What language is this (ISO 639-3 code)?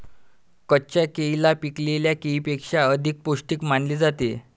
mar